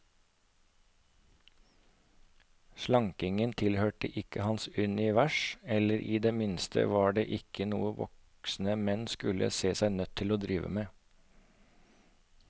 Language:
Norwegian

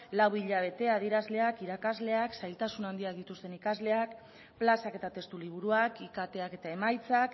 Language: Basque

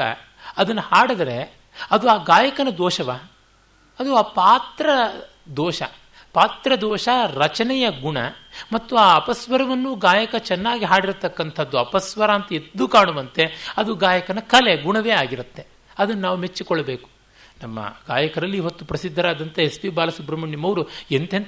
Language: Kannada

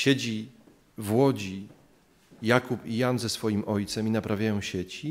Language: Polish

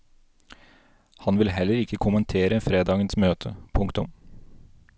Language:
Norwegian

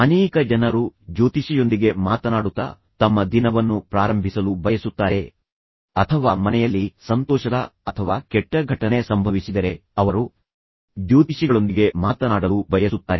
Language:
Kannada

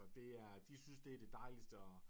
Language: Danish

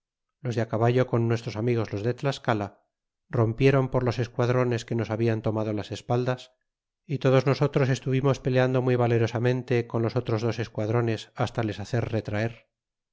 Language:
Spanish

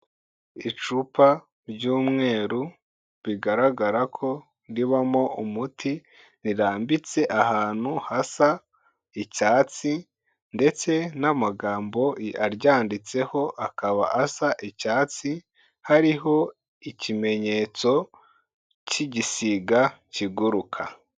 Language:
Kinyarwanda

